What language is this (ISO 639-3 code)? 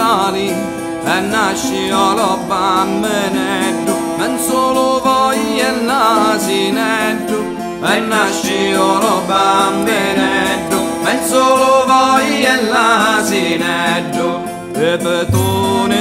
ita